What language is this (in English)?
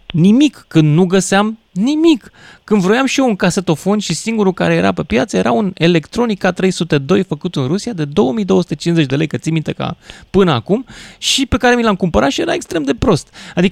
Romanian